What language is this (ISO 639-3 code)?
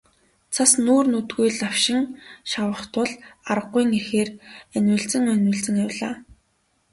mon